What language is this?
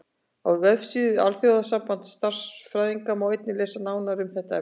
Icelandic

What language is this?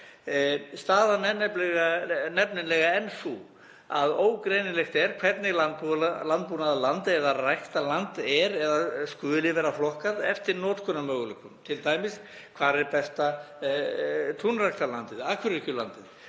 Icelandic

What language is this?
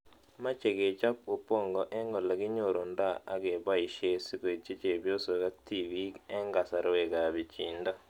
Kalenjin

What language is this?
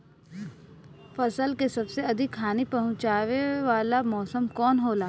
Bhojpuri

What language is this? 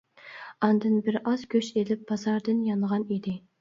Uyghur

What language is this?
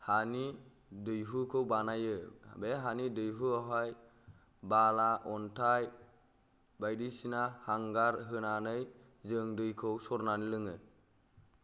Bodo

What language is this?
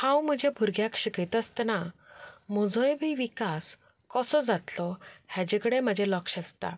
Konkani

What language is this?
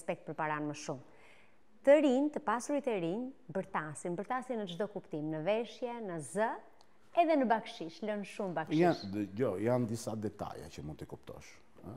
Romanian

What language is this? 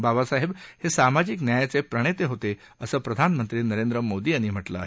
Marathi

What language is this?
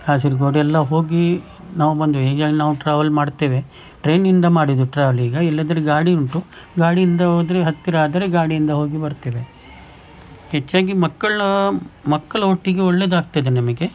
Kannada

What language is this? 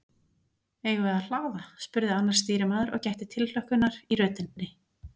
Icelandic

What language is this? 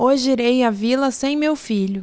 Portuguese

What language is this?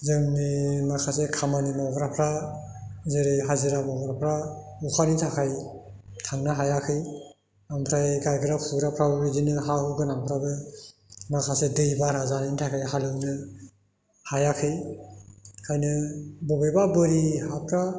Bodo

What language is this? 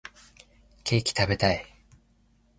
Japanese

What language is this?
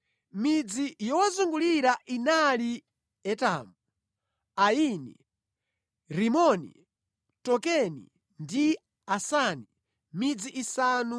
Nyanja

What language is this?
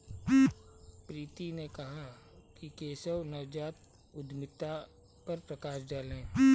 Hindi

